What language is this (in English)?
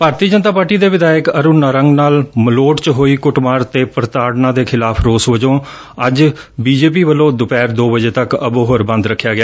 Punjabi